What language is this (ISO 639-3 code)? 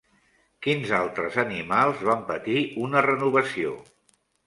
cat